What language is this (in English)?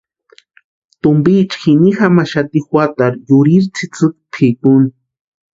Western Highland Purepecha